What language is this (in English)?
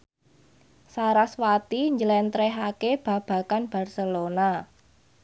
Javanese